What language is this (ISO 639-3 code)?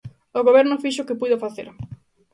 glg